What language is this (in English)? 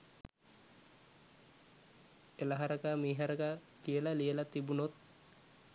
Sinhala